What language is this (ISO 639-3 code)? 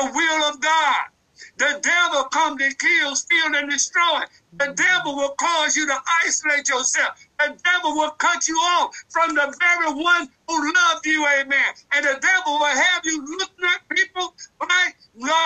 eng